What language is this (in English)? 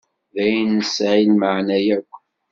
Kabyle